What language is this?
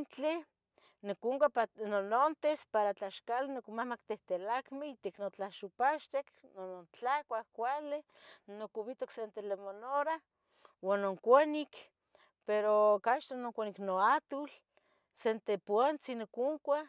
Tetelcingo Nahuatl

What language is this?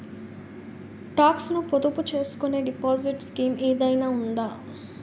Telugu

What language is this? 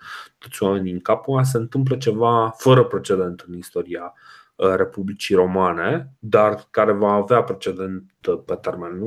Romanian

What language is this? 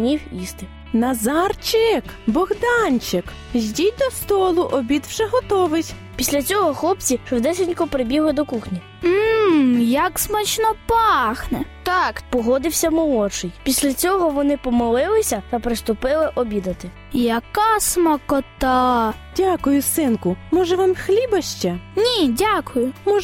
Ukrainian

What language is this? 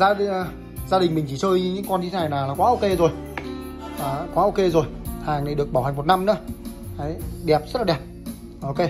Vietnamese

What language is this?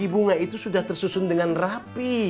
Indonesian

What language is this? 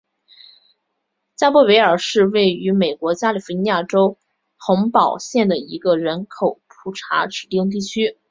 Chinese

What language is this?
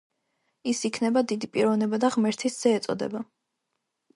Georgian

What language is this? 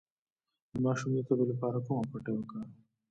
Pashto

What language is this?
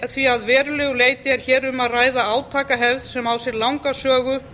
Icelandic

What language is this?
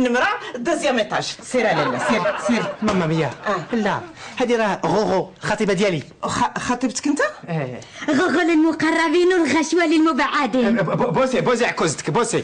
Arabic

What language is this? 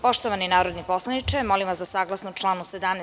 Serbian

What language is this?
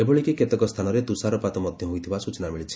Odia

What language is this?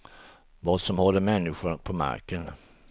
Swedish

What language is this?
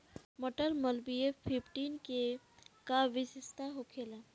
Bhojpuri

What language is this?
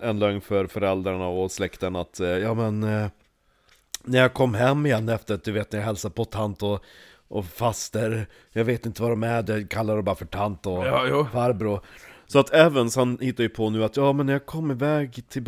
Swedish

